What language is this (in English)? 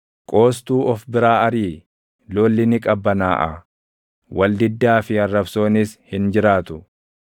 Oromo